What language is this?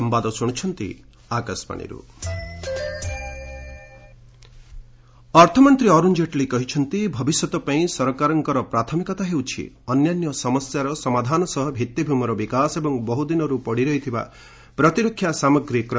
Odia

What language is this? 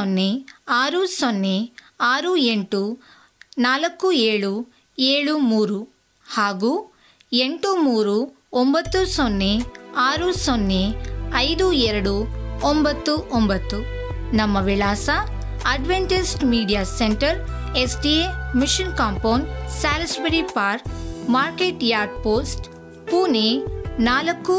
Kannada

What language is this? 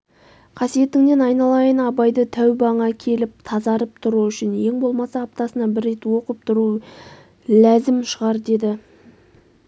Kazakh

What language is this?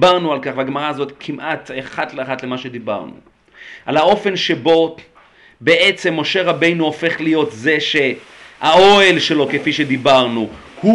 Hebrew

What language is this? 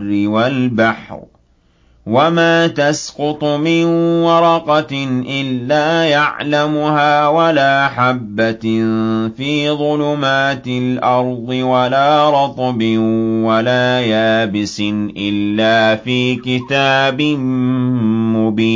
Arabic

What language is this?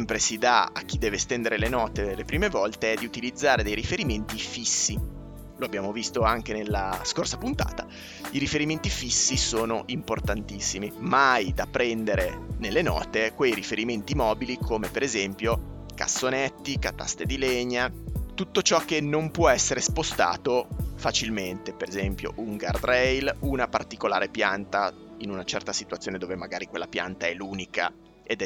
Italian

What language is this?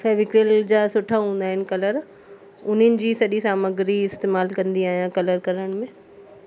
Sindhi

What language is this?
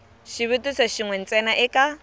Tsonga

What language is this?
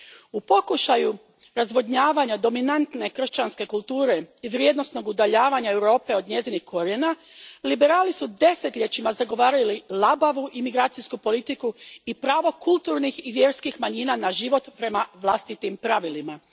Croatian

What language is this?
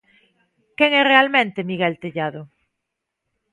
Galician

